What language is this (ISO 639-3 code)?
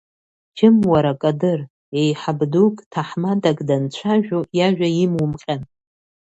abk